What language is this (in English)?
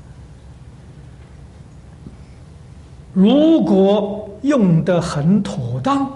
Chinese